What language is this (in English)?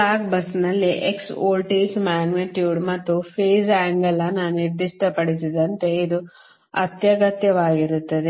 Kannada